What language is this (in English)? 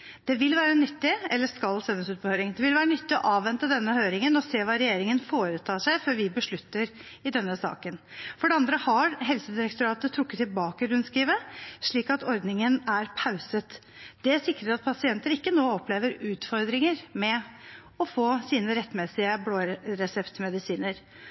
Norwegian Bokmål